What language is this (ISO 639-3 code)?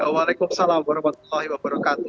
ind